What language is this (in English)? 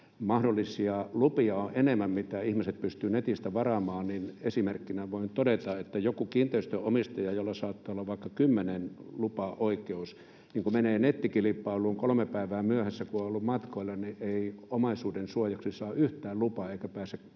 Finnish